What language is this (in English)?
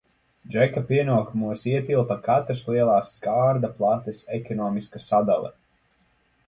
Latvian